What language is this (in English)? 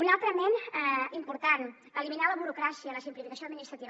Catalan